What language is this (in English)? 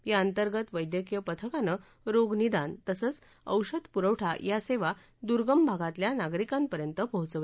Marathi